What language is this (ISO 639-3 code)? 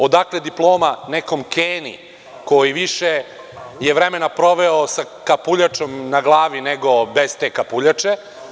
srp